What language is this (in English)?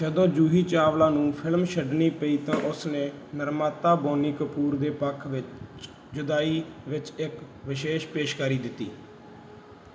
Punjabi